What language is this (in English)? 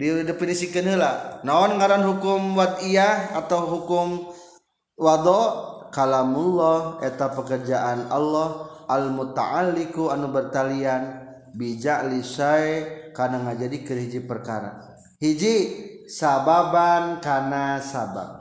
Indonesian